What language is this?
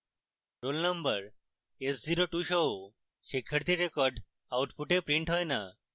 Bangla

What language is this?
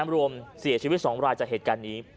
Thai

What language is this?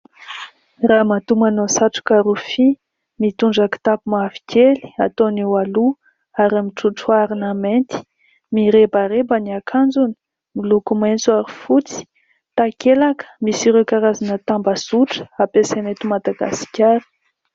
Malagasy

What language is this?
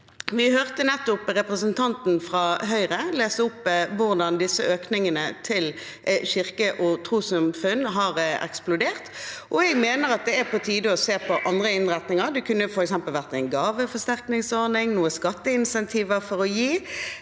Norwegian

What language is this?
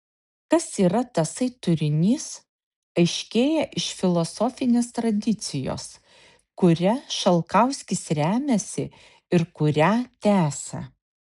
Lithuanian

